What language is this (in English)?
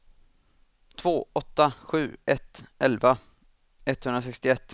Swedish